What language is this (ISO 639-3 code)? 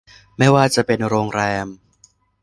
tha